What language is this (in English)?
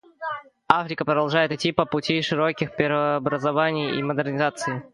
Russian